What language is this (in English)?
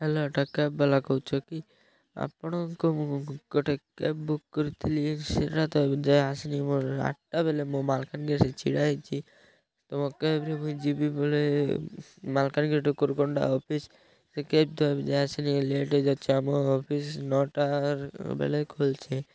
Odia